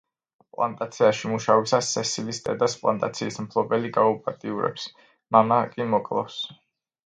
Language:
Georgian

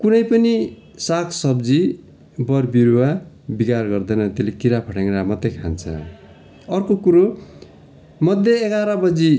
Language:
Nepali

